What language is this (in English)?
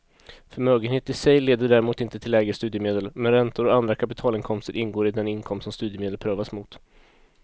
Swedish